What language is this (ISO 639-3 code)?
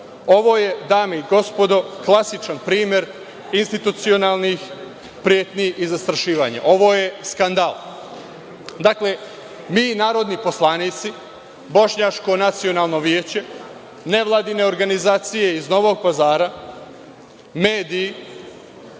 srp